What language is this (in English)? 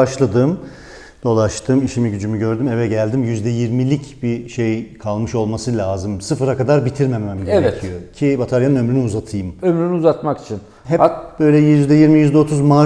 Turkish